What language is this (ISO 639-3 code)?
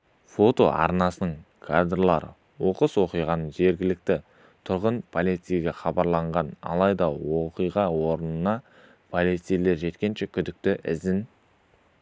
kaz